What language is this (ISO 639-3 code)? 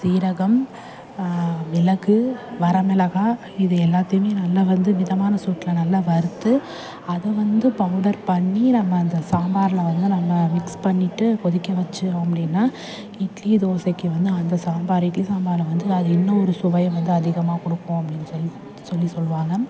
tam